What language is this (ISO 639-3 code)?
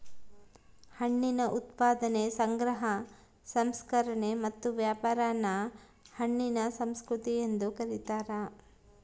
kan